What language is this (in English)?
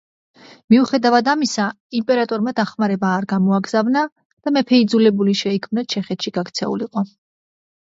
Georgian